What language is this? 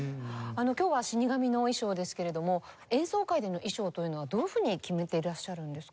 Japanese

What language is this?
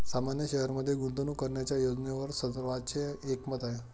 Marathi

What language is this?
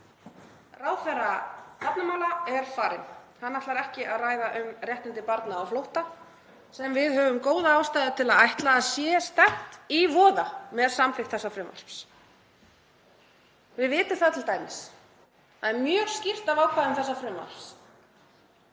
Icelandic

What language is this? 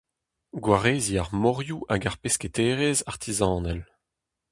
Breton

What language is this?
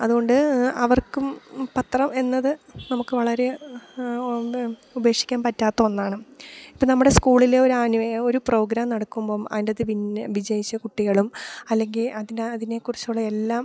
Malayalam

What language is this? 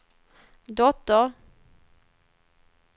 Swedish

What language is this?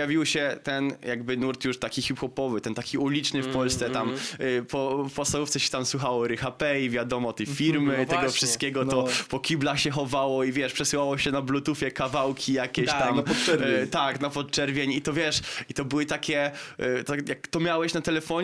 Polish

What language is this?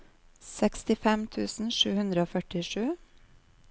Norwegian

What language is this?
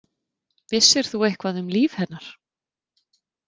Icelandic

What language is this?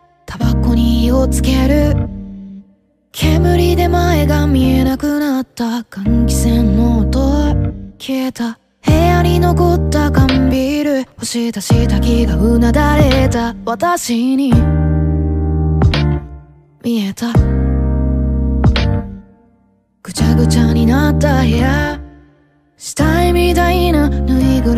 Korean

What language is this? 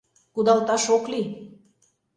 Mari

